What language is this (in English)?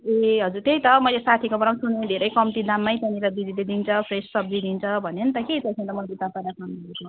Nepali